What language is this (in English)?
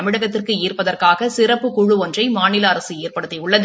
Tamil